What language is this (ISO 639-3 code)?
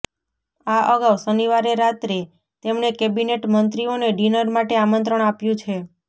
guj